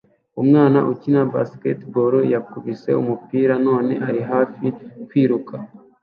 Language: Kinyarwanda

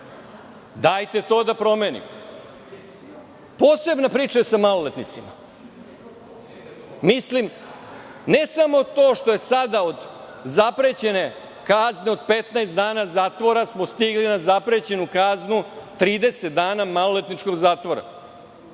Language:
Serbian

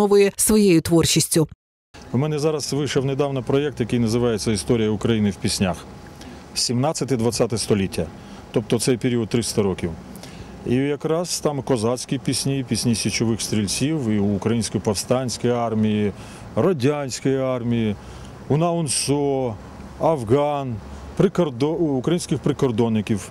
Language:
Ukrainian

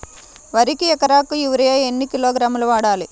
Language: Telugu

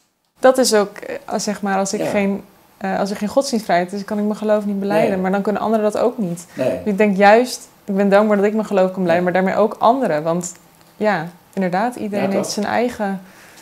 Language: Dutch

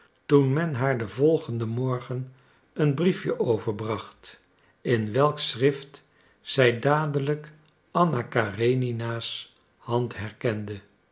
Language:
Dutch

